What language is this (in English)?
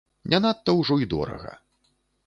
Belarusian